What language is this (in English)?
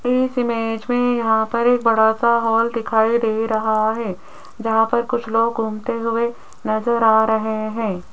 Hindi